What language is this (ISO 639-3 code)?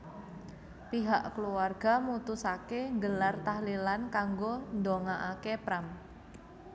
jav